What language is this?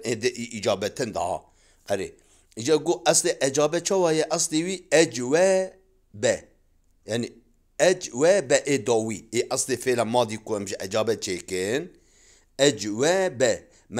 Arabic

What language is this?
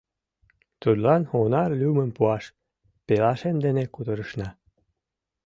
Mari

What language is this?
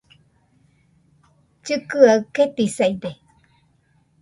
Nüpode Huitoto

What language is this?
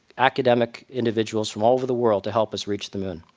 English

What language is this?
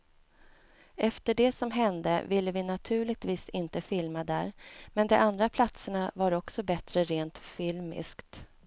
Swedish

